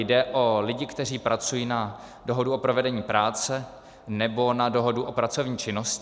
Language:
Czech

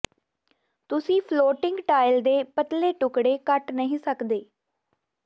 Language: Punjabi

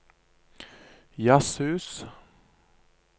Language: Norwegian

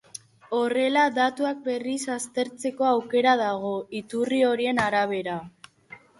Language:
Basque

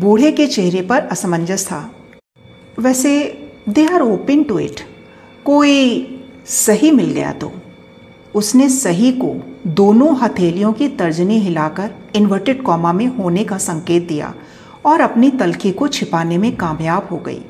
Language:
Hindi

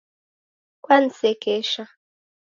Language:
Taita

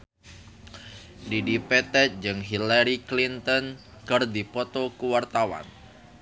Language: Sundanese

